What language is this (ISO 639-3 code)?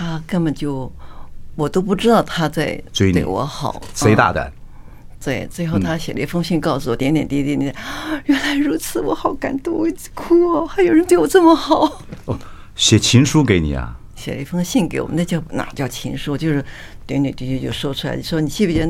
zho